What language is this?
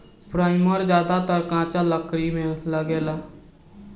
Bhojpuri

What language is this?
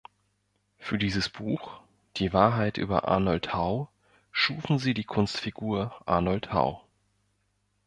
German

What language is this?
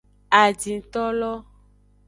Aja (Benin)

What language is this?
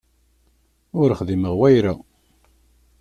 Kabyle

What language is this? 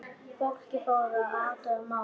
Icelandic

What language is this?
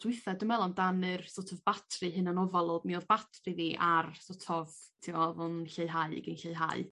Welsh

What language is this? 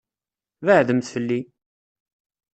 Kabyle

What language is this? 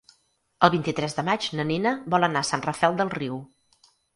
Catalan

